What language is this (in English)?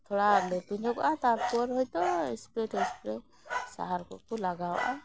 Santali